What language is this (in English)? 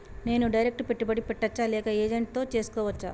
Telugu